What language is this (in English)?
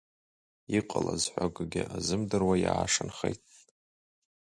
Abkhazian